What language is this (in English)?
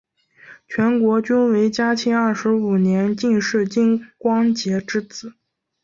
Chinese